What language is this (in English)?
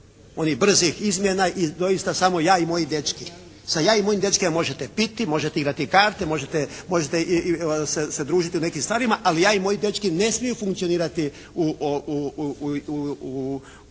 Croatian